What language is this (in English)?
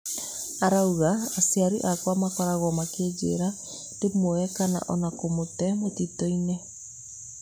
Kikuyu